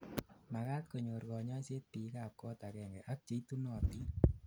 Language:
Kalenjin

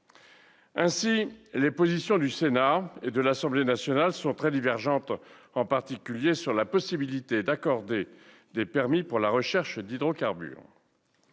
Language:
French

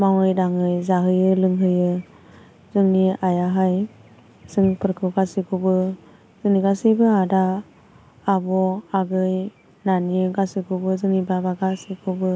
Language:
Bodo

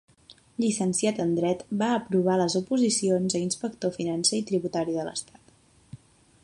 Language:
Catalan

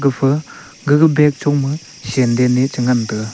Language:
Wancho Naga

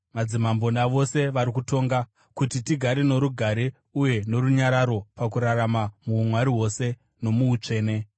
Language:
Shona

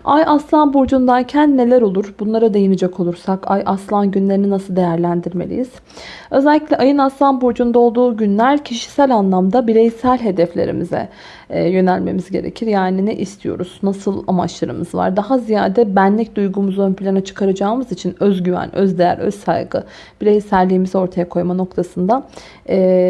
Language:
Turkish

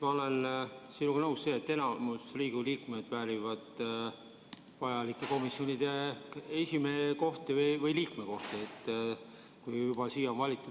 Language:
Estonian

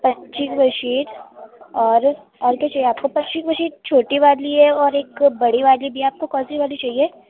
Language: Urdu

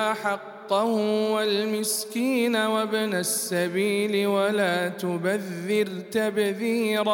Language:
Arabic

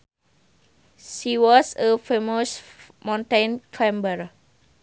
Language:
Sundanese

